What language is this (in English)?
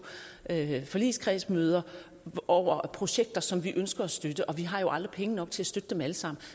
Danish